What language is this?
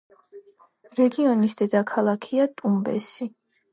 Georgian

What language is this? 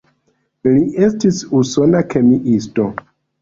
Esperanto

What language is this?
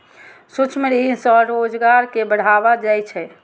Maithili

